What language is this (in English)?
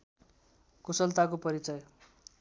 Nepali